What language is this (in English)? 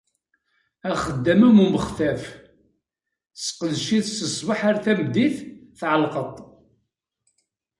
Kabyle